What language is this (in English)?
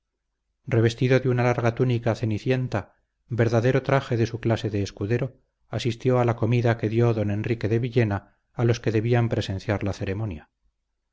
Spanish